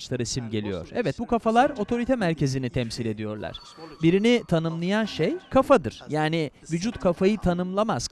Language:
Turkish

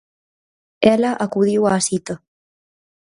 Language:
Galician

